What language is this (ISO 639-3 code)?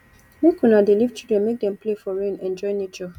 pcm